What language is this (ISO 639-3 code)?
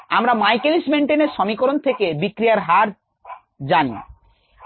ben